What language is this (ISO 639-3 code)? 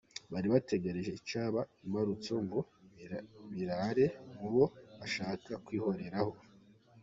kin